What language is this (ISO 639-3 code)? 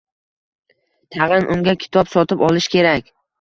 uzb